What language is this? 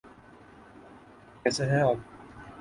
Urdu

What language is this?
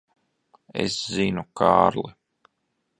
Latvian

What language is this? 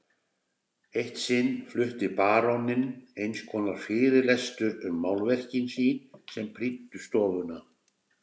Icelandic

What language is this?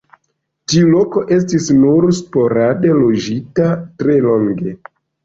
Esperanto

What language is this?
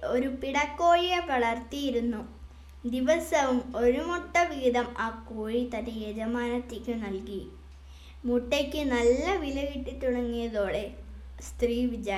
Malayalam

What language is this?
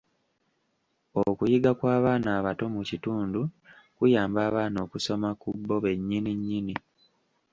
Ganda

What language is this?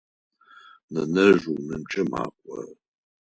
Adyghe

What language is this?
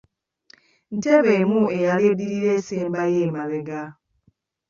Ganda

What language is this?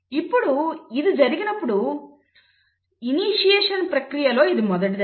Telugu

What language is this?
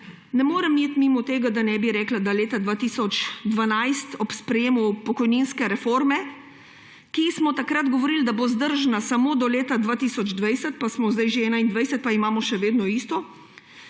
Slovenian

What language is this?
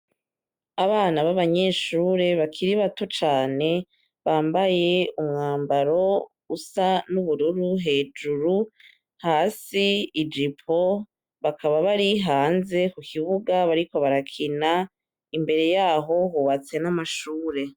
Rundi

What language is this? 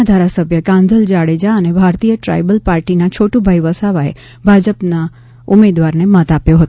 Gujarati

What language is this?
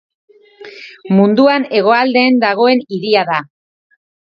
Basque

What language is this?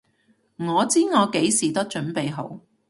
Cantonese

